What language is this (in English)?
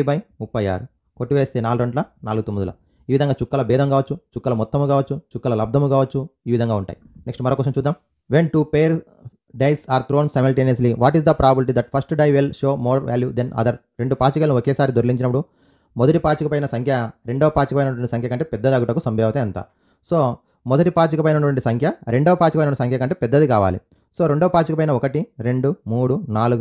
Telugu